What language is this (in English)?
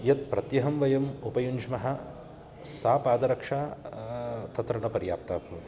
Sanskrit